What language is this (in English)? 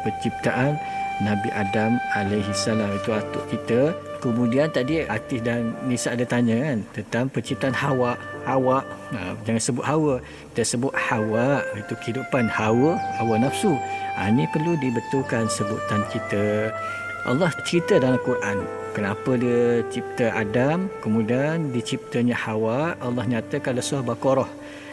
Malay